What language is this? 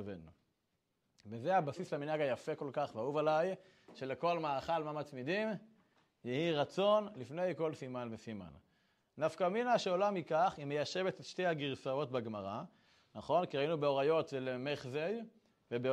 Hebrew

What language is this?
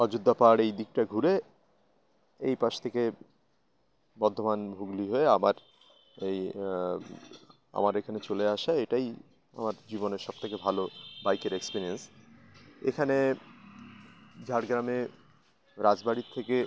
Bangla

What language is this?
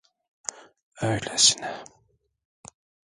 Turkish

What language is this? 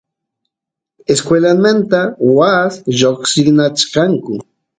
Santiago del Estero Quichua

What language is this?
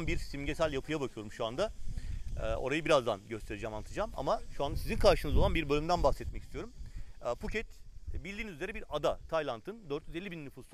Turkish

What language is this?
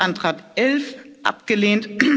German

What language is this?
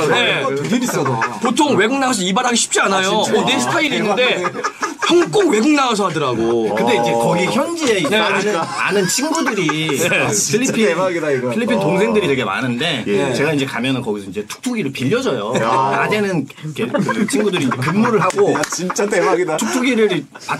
Korean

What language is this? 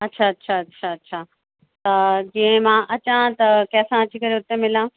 Sindhi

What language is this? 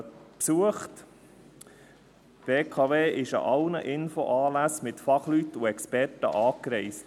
Swiss German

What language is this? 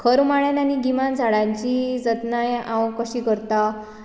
Konkani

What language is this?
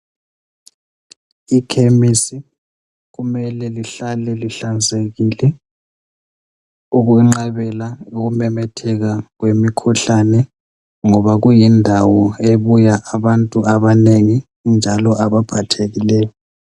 North Ndebele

